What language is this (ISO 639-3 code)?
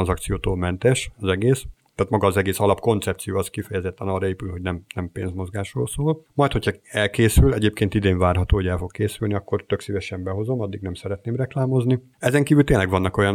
hun